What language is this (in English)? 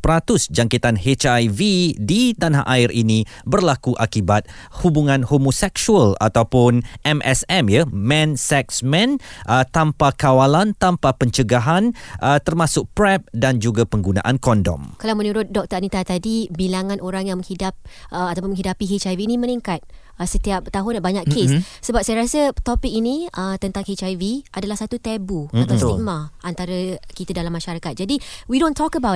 Malay